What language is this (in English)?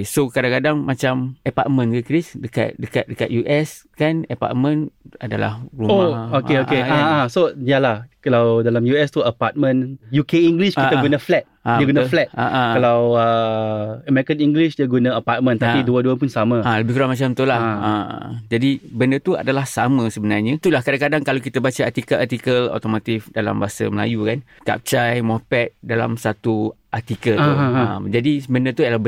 Malay